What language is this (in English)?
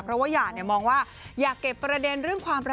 Thai